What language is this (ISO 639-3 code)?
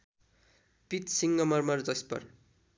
nep